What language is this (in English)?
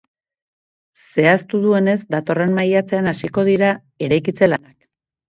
Basque